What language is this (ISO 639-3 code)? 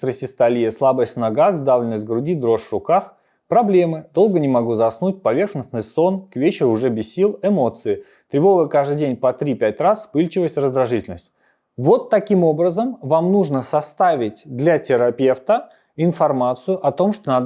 rus